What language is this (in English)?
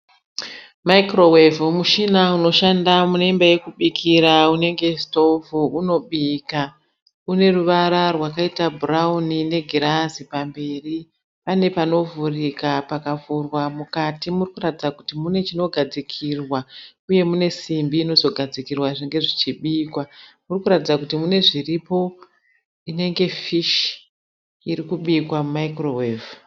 Shona